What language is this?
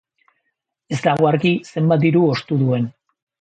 Basque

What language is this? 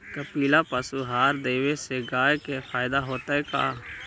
Magahi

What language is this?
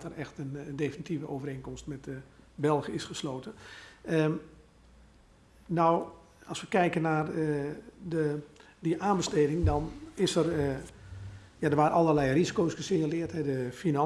Dutch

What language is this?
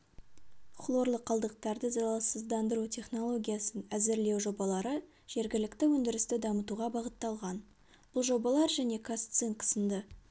Kazakh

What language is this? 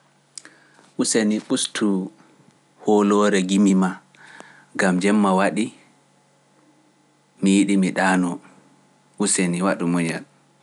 Pular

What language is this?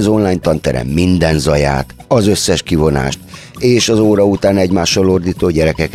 Hungarian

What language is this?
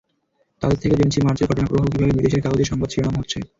Bangla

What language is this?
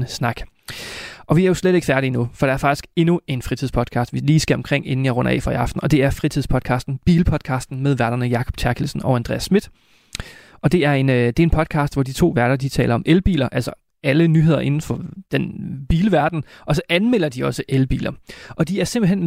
Danish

